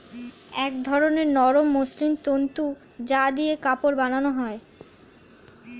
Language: Bangla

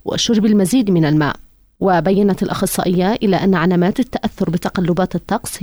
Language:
Arabic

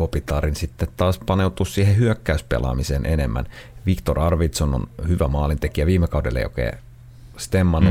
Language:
Finnish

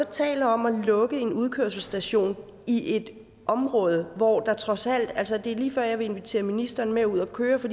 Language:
Danish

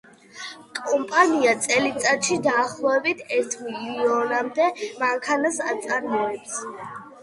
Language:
Georgian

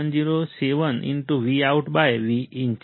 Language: Gujarati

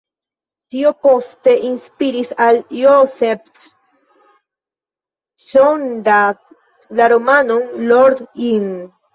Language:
Esperanto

